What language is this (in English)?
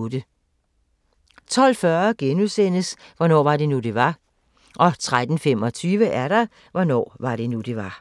Danish